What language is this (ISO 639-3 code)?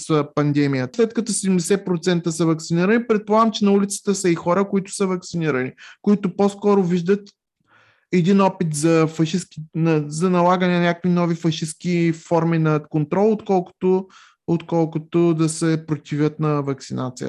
bul